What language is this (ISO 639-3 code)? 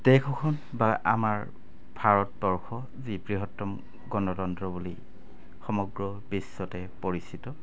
asm